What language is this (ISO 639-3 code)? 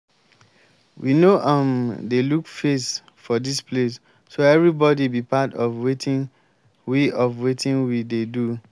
pcm